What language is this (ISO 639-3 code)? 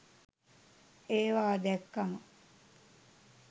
sin